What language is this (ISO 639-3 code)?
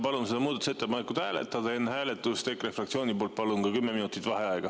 est